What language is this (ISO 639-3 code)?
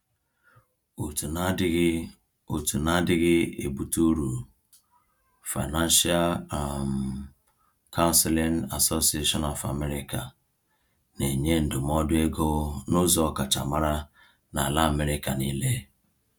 ibo